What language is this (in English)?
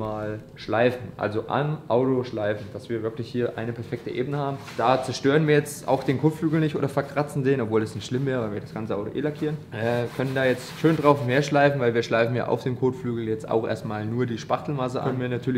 German